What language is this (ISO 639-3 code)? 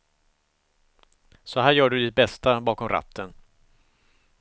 swe